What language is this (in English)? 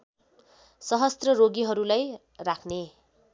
Nepali